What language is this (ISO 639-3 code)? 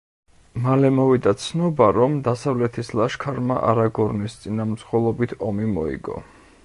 kat